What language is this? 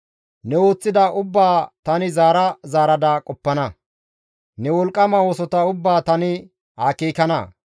Gamo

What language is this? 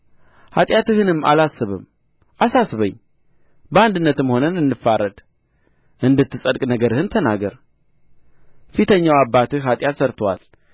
Amharic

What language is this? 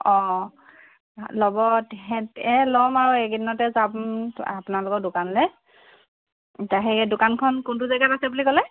Assamese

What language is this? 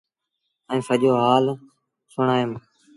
Sindhi Bhil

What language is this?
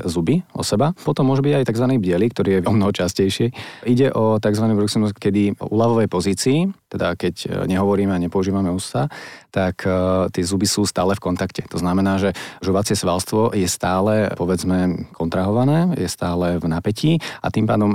Slovak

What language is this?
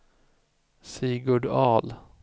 Swedish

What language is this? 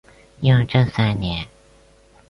Chinese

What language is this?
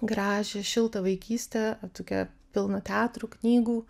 Lithuanian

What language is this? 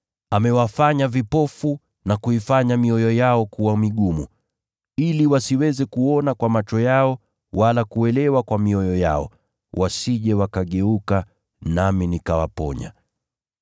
Swahili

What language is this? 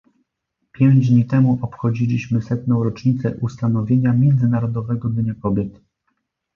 Polish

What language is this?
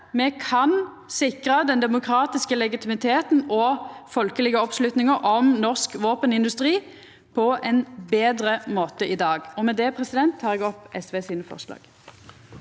Norwegian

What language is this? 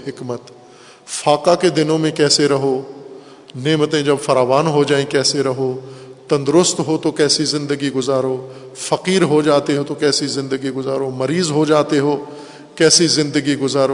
Urdu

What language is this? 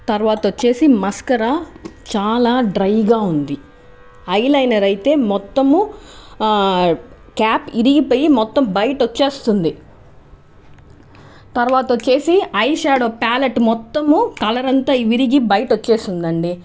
Telugu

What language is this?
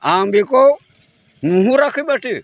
Bodo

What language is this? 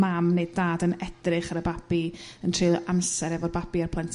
Welsh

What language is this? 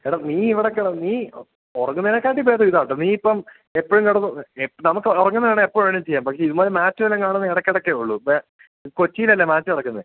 Malayalam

